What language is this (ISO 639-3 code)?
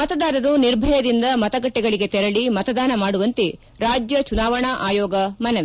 kan